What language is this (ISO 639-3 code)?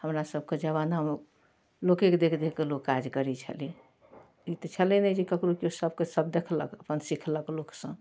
mai